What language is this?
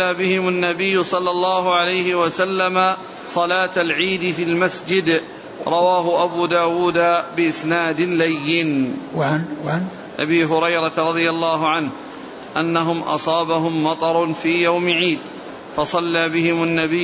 Arabic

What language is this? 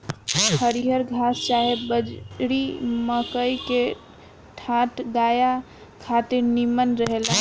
Bhojpuri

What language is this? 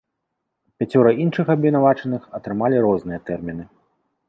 Belarusian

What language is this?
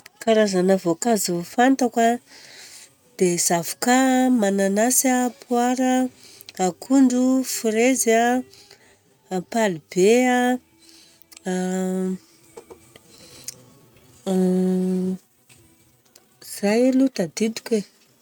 Southern Betsimisaraka Malagasy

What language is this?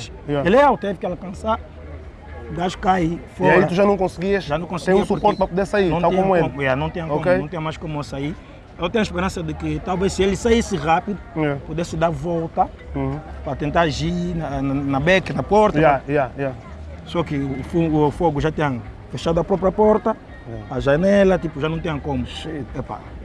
Portuguese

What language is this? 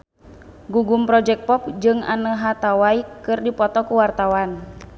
Sundanese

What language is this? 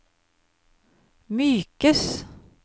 Norwegian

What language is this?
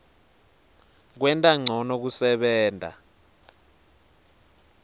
Swati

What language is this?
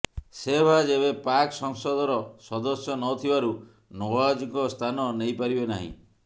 Odia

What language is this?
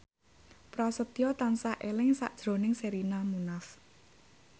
Javanese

